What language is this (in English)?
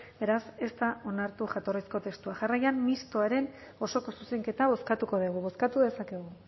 Basque